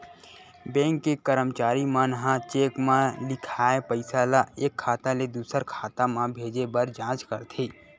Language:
Chhattisgarhi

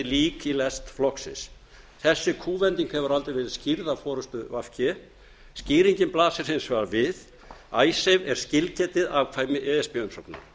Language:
Icelandic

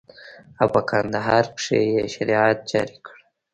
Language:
Pashto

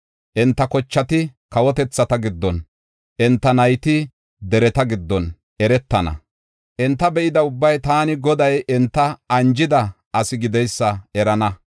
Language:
Gofa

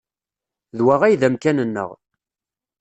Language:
Kabyle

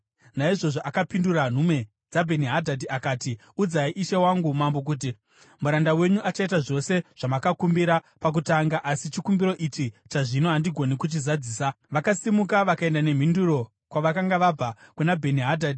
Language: Shona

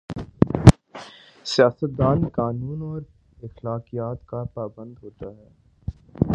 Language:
Urdu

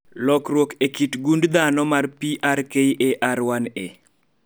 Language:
Luo (Kenya and Tanzania)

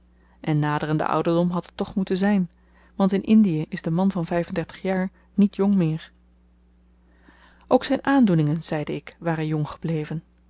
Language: Dutch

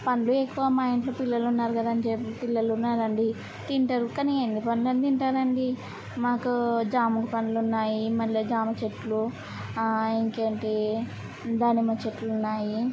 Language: Telugu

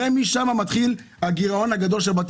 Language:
Hebrew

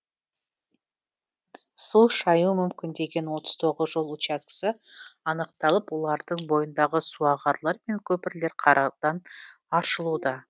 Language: Kazakh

